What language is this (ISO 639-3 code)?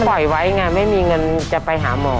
tha